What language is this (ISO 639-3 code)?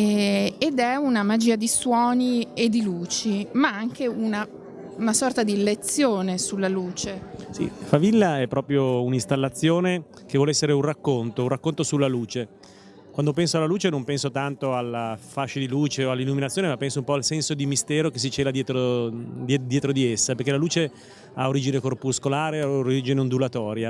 ita